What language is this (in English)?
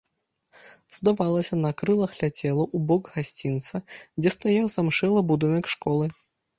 Belarusian